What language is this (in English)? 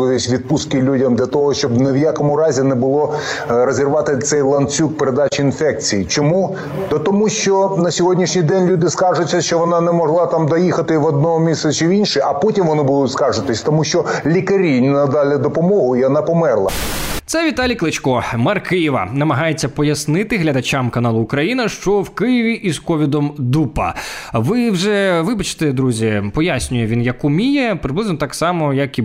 Ukrainian